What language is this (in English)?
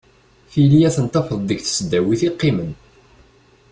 Kabyle